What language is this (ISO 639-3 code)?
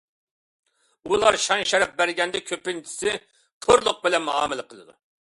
uig